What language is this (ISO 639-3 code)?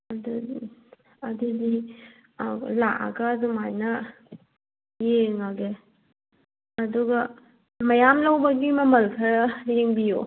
mni